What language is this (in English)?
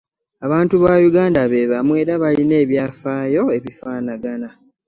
Ganda